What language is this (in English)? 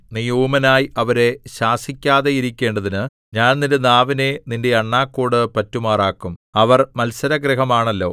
Malayalam